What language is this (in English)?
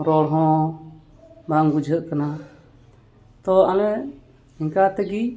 Santali